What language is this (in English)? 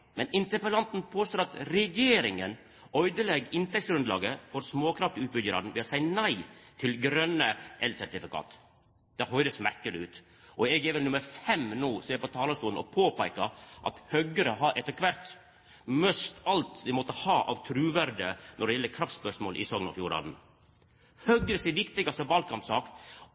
Norwegian Nynorsk